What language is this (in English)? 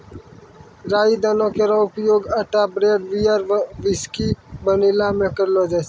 Maithili